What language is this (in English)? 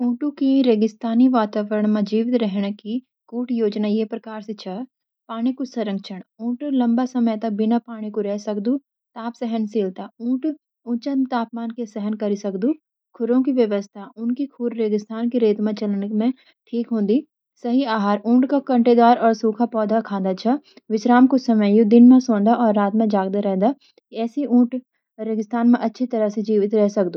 Garhwali